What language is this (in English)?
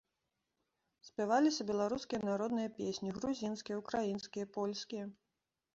Belarusian